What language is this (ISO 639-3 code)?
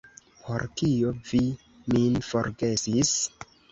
epo